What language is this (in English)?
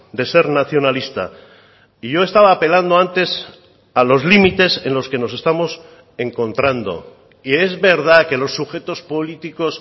Spanish